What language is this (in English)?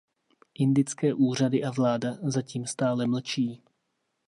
Czech